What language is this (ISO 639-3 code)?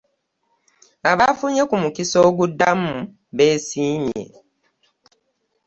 lug